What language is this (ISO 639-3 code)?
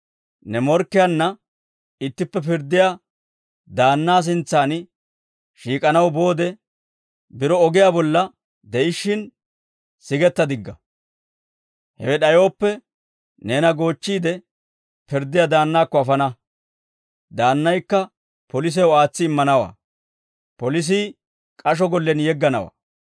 dwr